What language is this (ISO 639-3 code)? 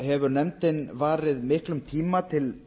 isl